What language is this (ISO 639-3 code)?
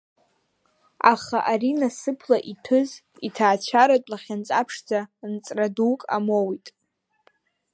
abk